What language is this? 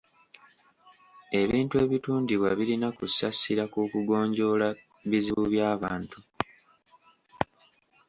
Ganda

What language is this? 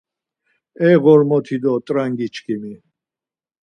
Laz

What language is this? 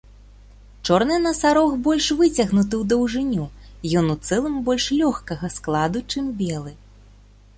Belarusian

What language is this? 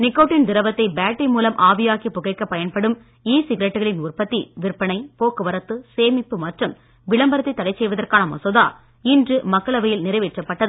Tamil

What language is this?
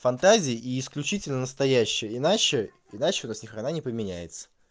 Russian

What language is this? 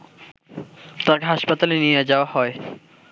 Bangla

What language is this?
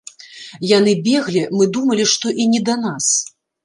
Belarusian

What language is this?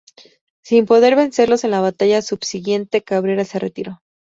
Spanish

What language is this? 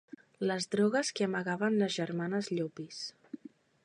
Catalan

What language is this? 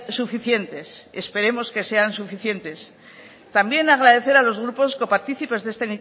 Spanish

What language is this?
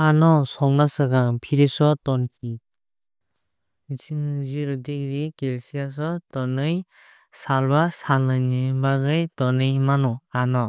Kok Borok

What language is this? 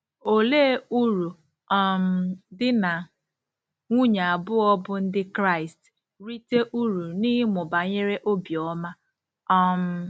Igbo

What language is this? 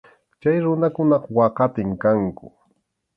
Arequipa-La Unión Quechua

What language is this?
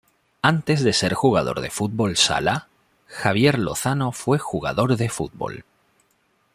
Spanish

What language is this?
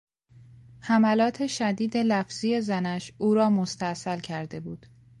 Persian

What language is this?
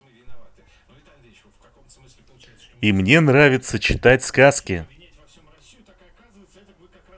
Russian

